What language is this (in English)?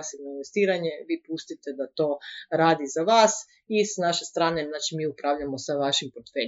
Croatian